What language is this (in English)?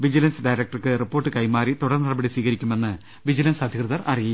Malayalam